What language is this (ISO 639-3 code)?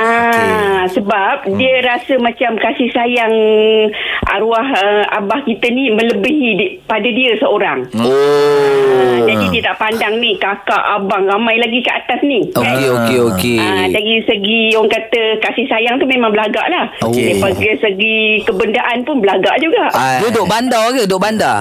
msa